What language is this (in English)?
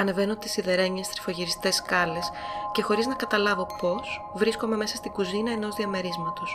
Greek